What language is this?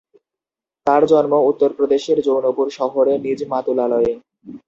Bangla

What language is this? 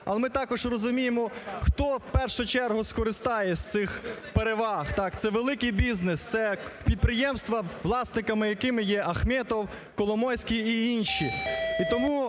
Ukrainian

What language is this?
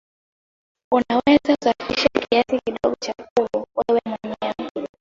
Swahili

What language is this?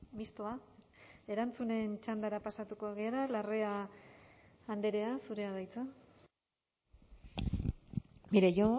Basque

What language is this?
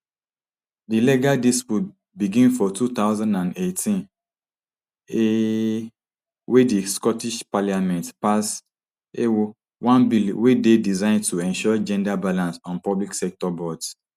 Nigerian Pidgin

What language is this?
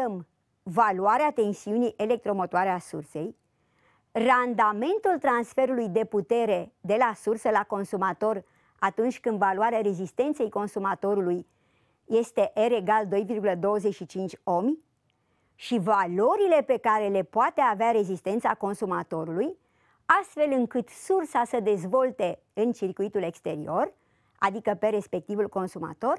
Romanian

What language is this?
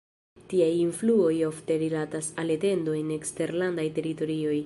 Esperanto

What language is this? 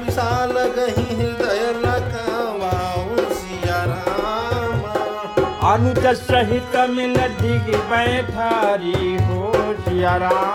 Hindi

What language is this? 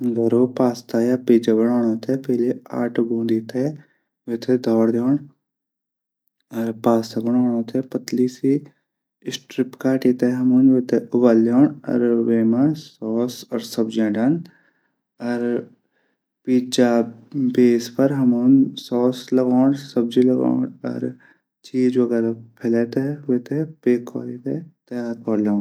Garhwali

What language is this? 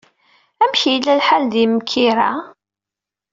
Kabyle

